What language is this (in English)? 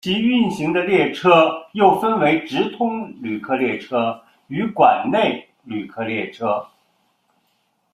Chinese